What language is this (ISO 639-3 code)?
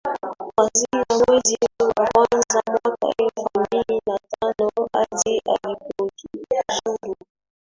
swa